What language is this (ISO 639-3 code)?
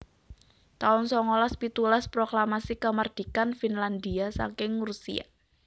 jav